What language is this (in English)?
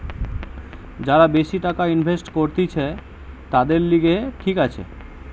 Bangla